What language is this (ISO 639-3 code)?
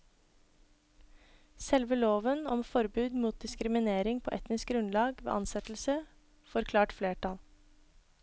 nor